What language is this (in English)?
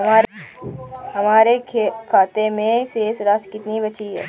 Hindi